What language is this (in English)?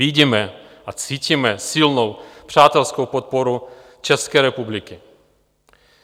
Czech